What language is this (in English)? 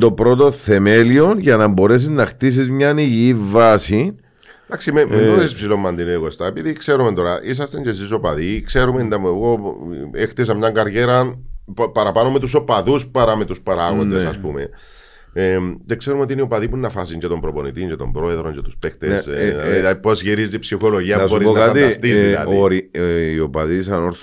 Greek